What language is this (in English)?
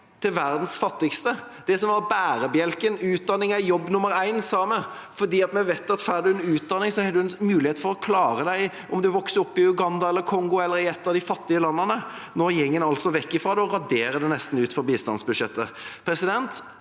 Norwegian